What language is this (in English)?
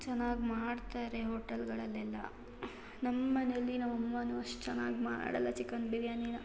Kannada